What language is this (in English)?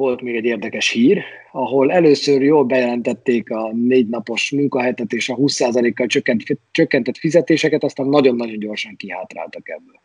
Hungarian